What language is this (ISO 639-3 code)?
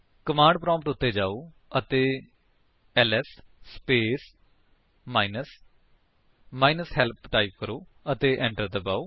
pan